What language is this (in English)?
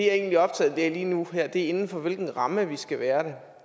Danish